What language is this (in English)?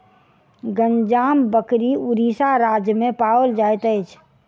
Maithili